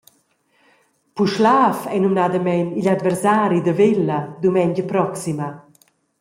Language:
Romansh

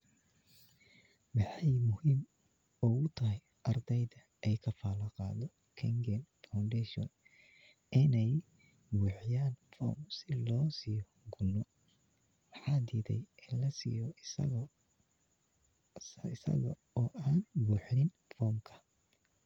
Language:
Somali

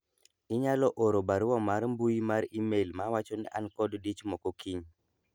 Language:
Luo (Kenya and Tanzania)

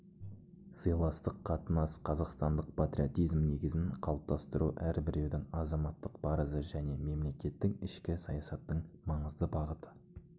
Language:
Kazakh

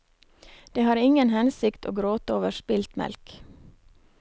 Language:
Norwegian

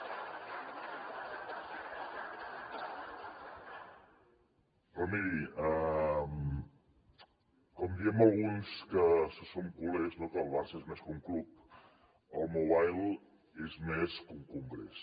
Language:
Catalan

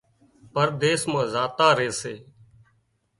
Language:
Wadiyara Koli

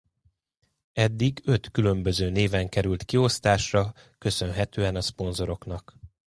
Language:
Hungarian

